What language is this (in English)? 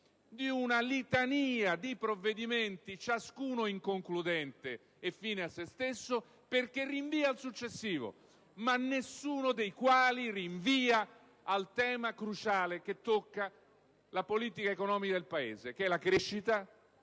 Italian